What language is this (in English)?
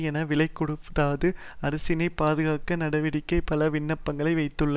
Tamil